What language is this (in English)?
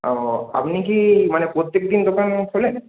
Bangla